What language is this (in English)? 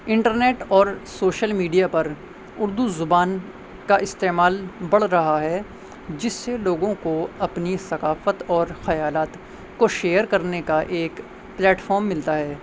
Urdu